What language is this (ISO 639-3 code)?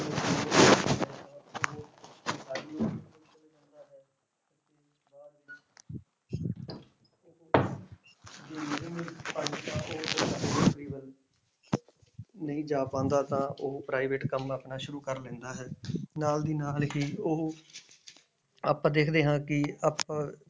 pan